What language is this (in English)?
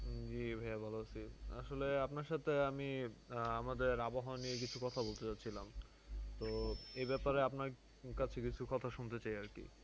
Bangla